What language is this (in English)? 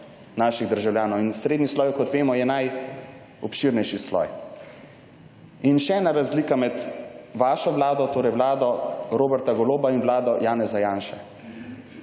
Slovenian